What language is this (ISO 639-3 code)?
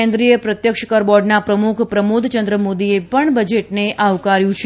guj